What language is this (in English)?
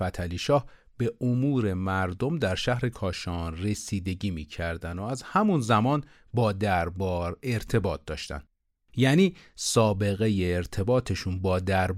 Persian